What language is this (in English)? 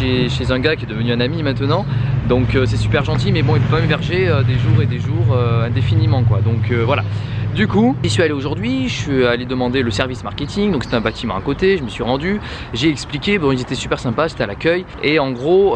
French